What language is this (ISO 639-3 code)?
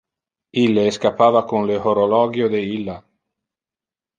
ina